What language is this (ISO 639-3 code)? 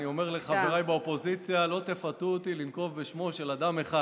heb